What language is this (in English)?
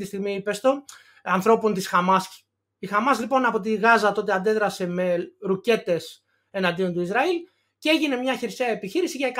Greek